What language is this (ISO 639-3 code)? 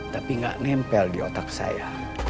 ind